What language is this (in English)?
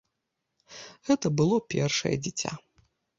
Belarusian